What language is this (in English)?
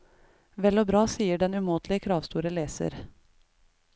Norwegian